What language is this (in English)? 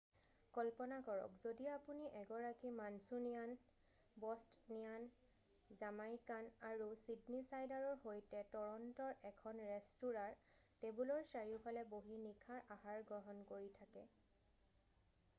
Assamese